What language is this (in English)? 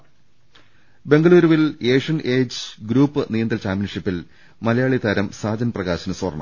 Malayalam